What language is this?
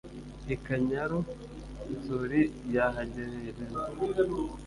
Kinyarwanda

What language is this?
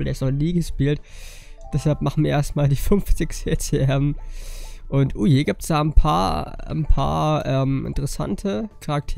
German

